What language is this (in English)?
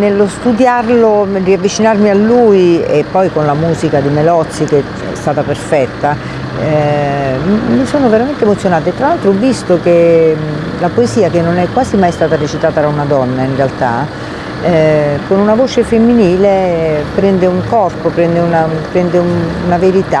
Italian